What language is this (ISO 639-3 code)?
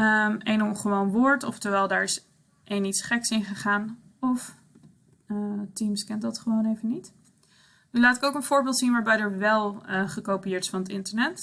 nld